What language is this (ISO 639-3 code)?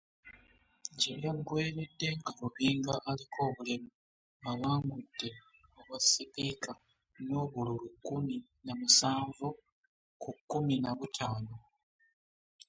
lug